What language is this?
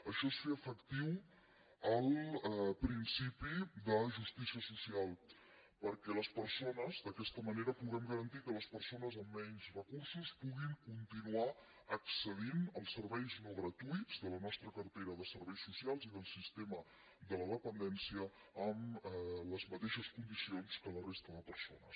Catalan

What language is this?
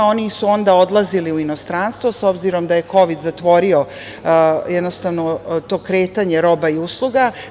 Serbian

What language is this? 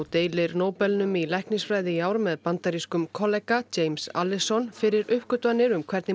Icelandic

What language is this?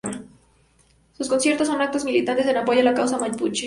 Spanish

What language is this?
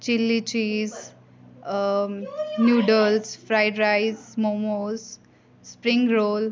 Dogri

